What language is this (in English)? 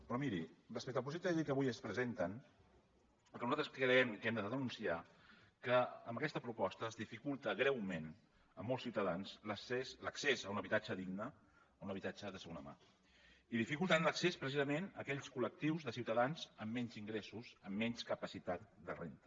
Catalan